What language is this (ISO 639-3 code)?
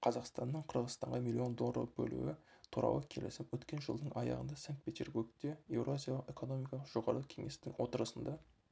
kaz